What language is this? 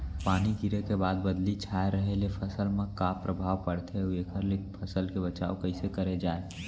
Chhattisgarhi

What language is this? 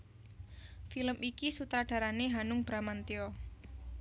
Javanese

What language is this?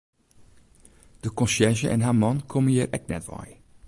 Western Frisian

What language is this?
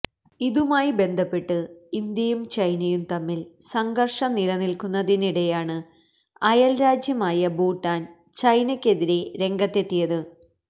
Malayalam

